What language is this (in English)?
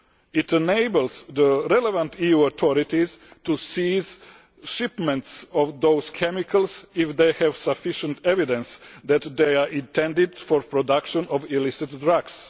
English